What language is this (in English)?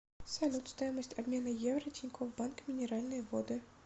Russian